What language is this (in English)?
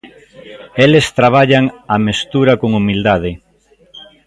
Galician